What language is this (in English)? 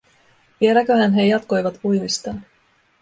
Finnish